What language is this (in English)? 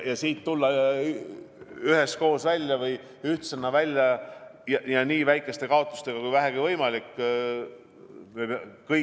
Estonian